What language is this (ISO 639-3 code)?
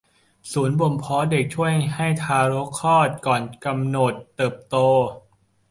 tha